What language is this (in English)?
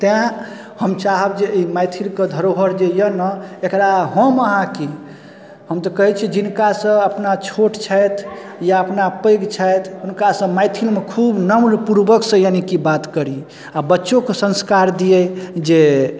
Maithili